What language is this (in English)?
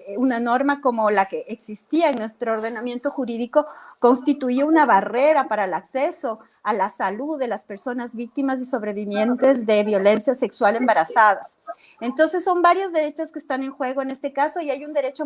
Spanish